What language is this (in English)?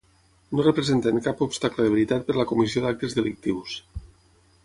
Catalan